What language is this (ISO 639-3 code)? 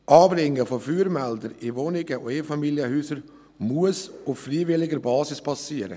gsw